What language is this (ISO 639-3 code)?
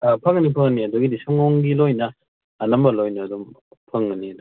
mni